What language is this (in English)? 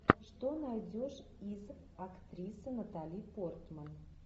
Russian